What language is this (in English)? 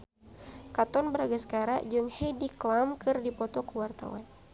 Sundanese